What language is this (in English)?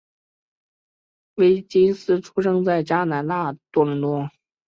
Chinese